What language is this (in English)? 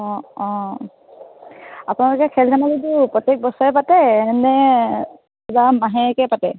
Assamese